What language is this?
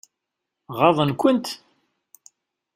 Kabyle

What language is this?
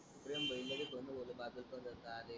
Marathi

